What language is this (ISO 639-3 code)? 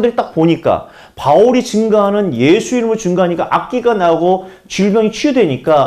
kor